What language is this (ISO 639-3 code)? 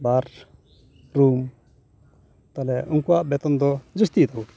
sat